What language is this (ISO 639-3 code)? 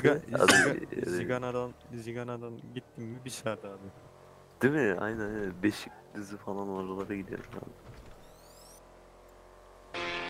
tur